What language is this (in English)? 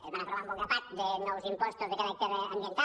Catalan